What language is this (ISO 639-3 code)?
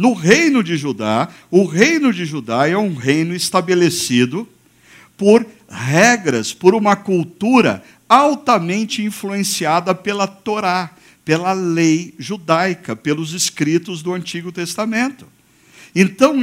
por